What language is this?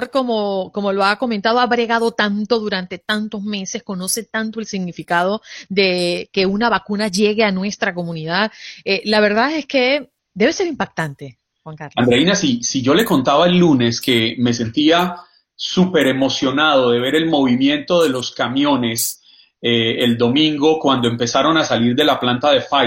Spanish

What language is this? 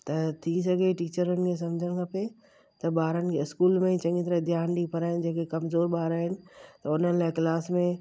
Sindhi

